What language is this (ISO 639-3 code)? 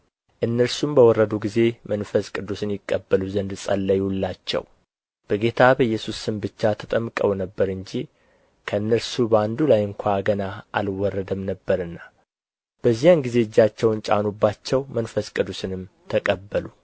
amh